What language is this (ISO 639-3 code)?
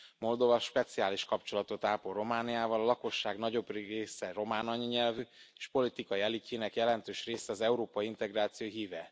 hun